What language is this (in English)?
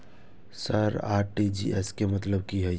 Maithili